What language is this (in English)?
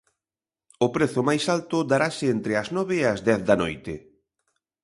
Galician